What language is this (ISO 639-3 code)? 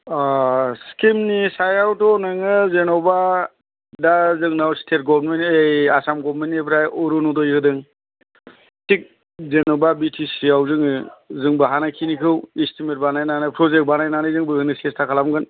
brx